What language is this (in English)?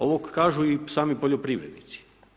Croatian